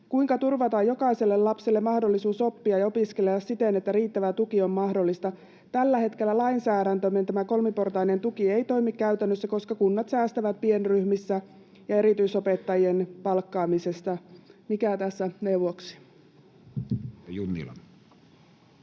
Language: Finnish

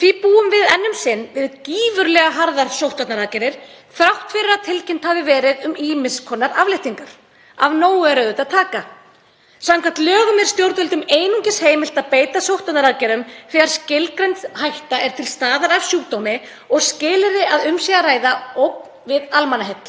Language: Icelandic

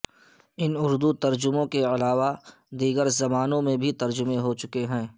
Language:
Urdu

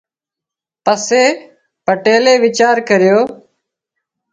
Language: Wadiyara Koli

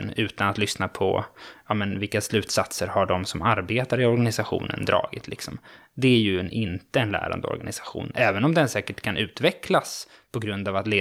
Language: Swedish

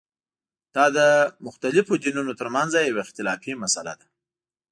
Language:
Pashto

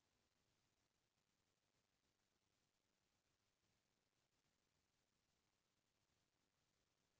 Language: Chhattisgarhi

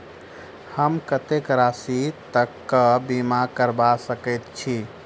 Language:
Maithili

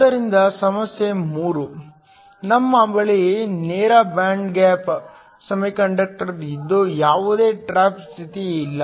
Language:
Kannada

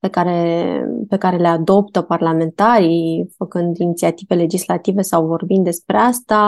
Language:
Romanian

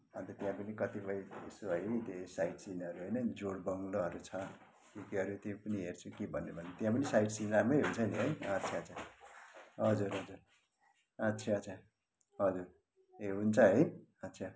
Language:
Nepali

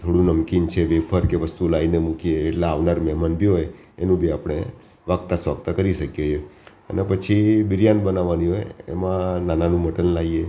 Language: Gujarati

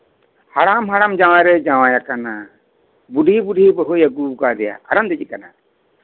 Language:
Santali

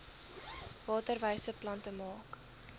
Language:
Afrikaans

